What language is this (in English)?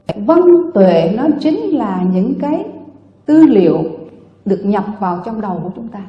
Vietnamese